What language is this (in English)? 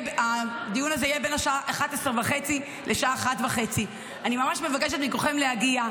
Hebrew